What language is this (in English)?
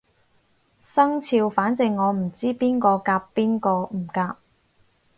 Cantonese